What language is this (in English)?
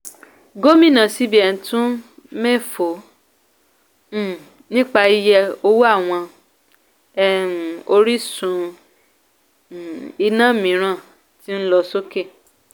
Yoruba